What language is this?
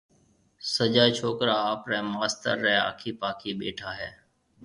Marwari (Pakistan)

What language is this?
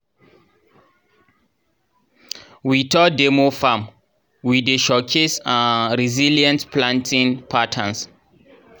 Nigerian Pidgin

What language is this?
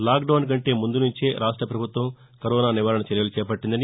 Telugu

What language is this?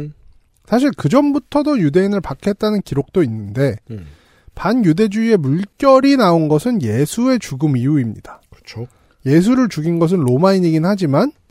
Korean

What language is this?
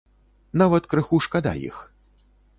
Belarusian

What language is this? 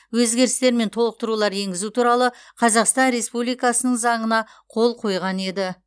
Kazakh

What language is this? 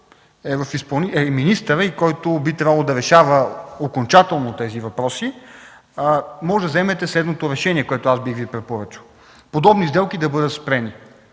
Bulgarian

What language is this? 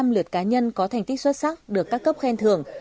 Vietnamese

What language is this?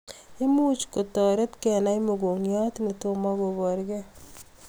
Kalenjin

